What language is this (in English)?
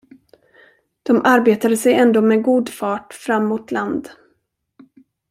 Swedish